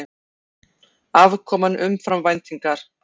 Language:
Icelandic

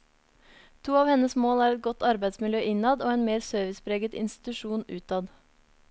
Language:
Norwegian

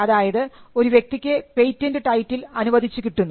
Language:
Malayalam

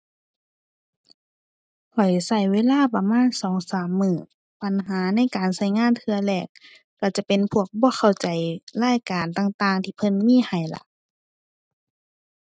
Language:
Thai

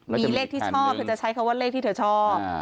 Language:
Thai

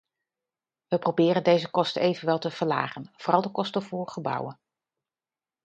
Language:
Dutch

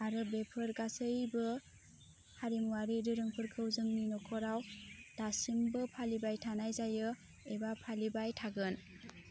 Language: Bodo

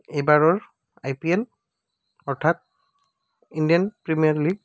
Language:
Assamese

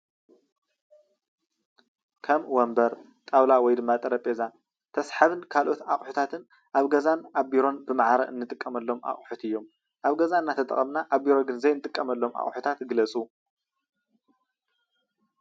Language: Tigrinya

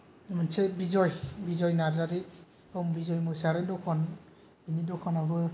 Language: Bodo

